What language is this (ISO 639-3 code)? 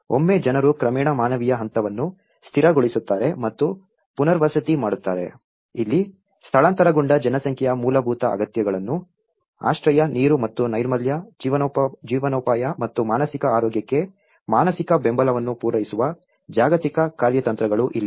kan